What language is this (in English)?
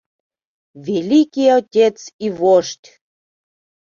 Mari